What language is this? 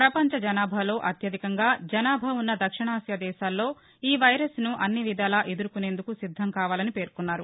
Telugu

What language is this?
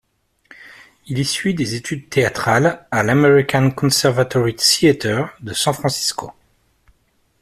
French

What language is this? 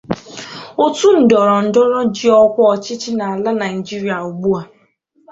Igbo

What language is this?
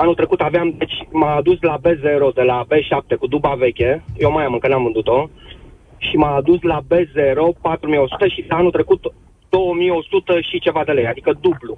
Romanian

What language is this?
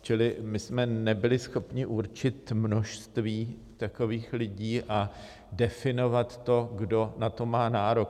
Czech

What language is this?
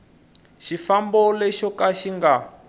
Tsonga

